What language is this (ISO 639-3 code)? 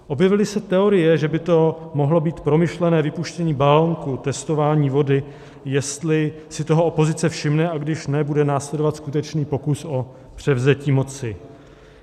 ces